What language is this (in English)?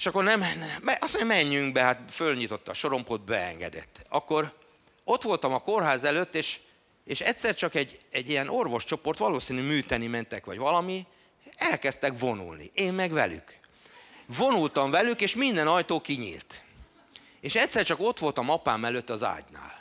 Hungarian